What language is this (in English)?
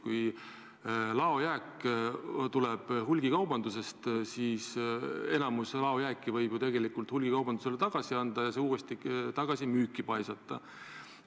Estonian